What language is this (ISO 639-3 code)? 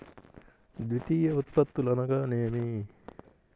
tel